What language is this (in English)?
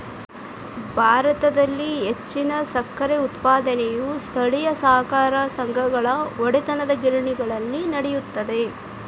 Kannada